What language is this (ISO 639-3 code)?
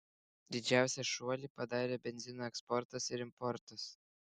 lit